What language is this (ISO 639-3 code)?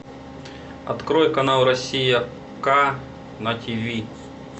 rus